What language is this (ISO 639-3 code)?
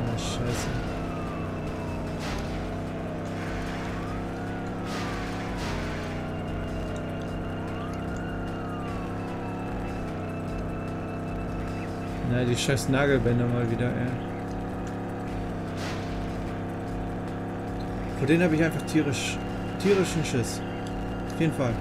deu